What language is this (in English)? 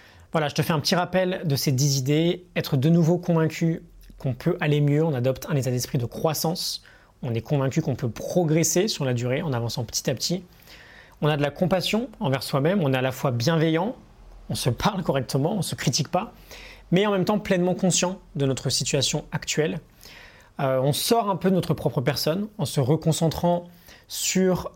French